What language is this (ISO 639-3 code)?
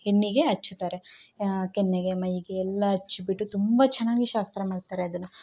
kan